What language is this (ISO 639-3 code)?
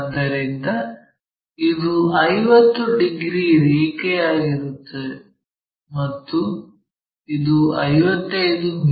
kan